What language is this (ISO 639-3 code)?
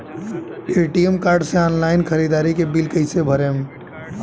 bho